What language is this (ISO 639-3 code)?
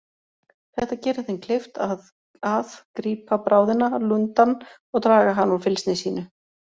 isl